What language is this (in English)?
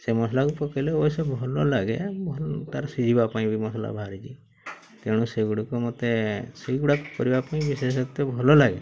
Odia